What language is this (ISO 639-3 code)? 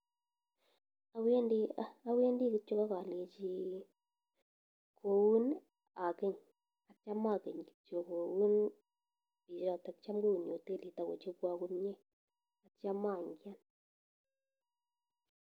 kln